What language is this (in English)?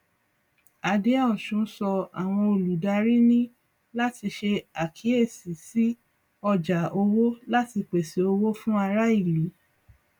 Yoruba